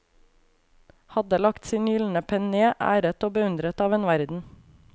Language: Norwegian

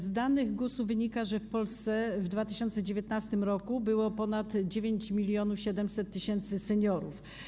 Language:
Polish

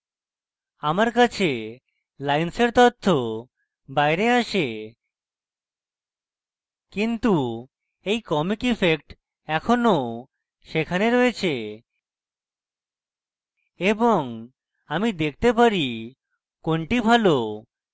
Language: Bangla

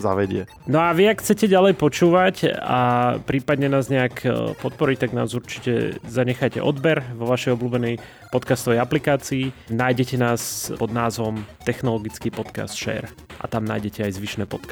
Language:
Slovak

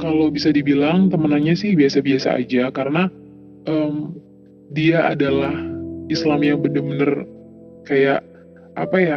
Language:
Indonesian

